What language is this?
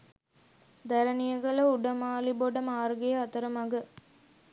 Sinhala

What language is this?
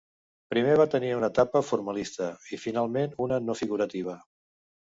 Catalan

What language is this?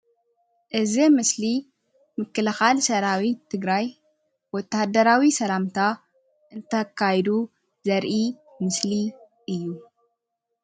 Tigrinya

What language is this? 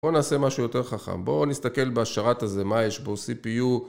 Hebrew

